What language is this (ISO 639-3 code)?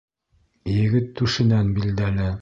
bak